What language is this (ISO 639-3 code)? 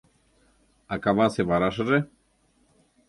chm